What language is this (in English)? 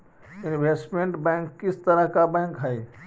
Magahi